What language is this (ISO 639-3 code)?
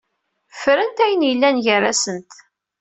kab